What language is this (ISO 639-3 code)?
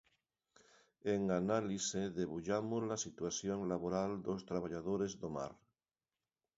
glg